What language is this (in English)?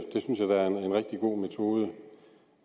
Danish